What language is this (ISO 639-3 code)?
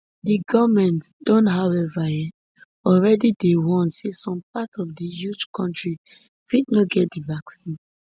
pcm